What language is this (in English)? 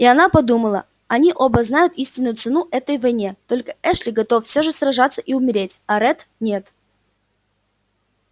Russian